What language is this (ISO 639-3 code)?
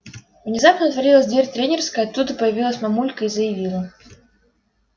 rus